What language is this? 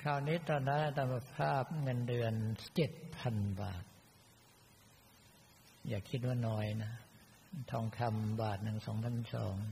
Thai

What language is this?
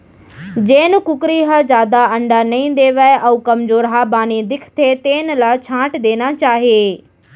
Chhattisgarhi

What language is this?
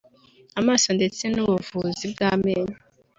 Kinyarwanda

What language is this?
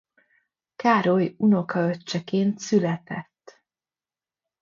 Hungarian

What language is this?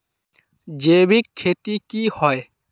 Magahi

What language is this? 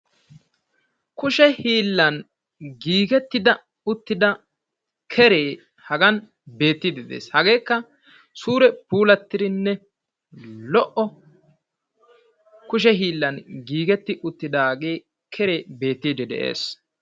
Wolaytta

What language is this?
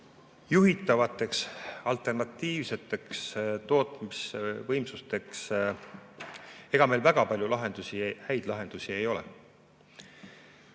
Estonian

